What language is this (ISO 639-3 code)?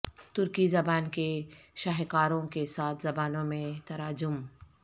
urd